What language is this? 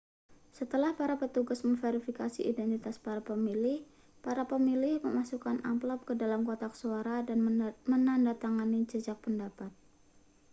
Indonesian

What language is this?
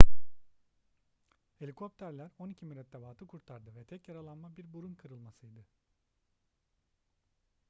Turkish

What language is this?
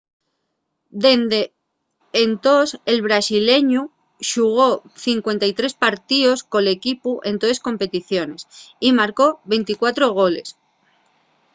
Asturian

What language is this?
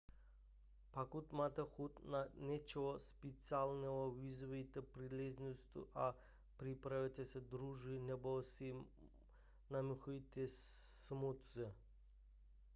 Czech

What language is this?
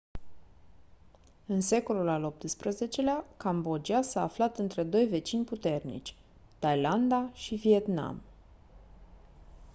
Romanian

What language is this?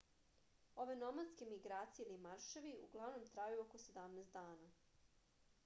Serbian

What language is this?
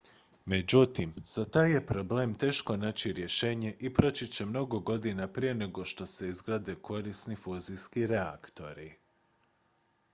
Croatian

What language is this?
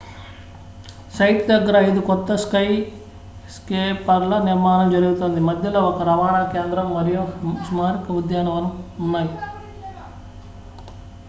Telugu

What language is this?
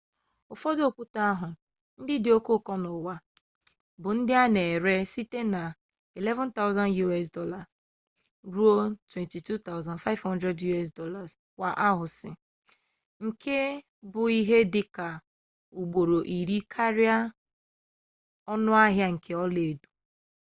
Igbo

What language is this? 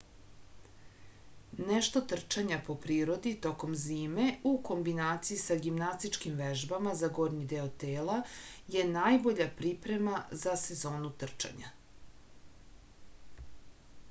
Serbian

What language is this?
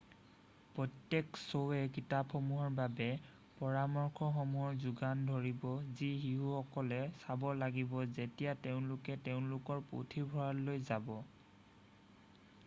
Assamese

